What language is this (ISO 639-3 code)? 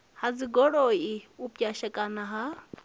ven